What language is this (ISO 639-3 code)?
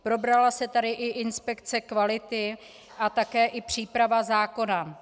ces